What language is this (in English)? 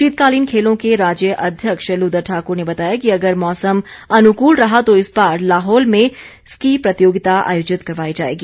Hindi